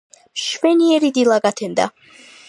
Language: Georgian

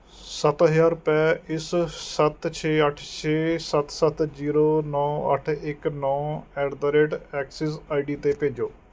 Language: Punjabi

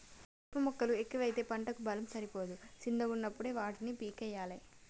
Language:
Telugu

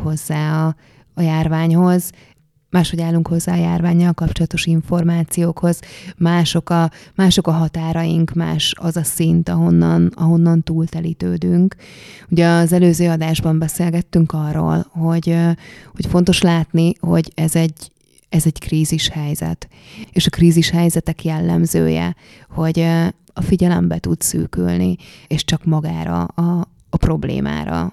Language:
Hungarian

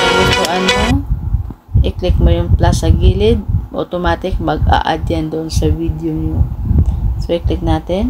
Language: Filipino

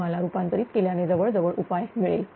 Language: Marathi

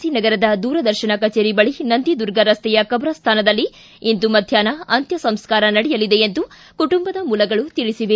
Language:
Kannada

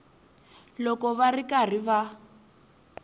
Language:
Tsonga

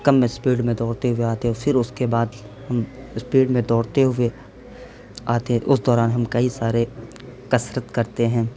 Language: Urdu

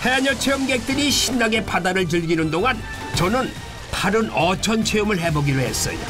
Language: Korean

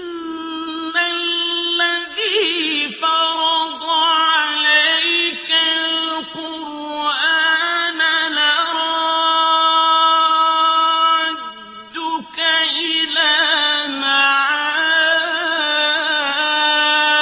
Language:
Arabic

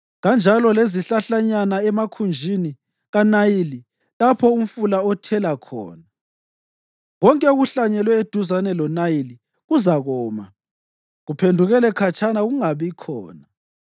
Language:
North Ndebele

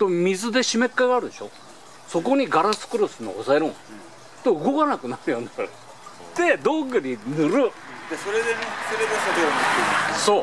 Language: Japanese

